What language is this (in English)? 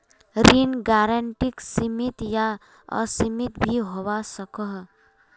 Magahi